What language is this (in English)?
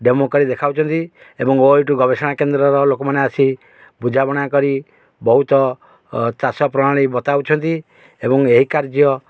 Odia